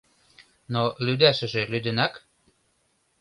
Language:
Mari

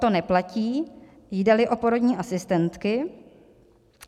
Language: Czech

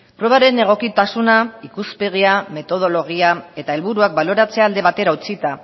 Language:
Basque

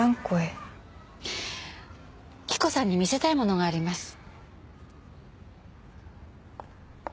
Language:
Japanese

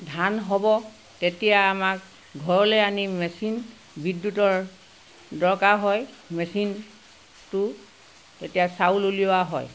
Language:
Assamese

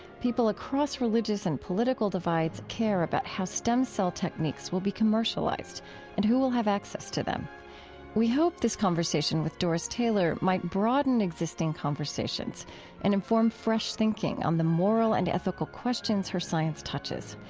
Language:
English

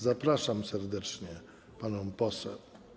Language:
Polish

